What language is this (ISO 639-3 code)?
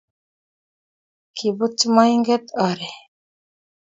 kln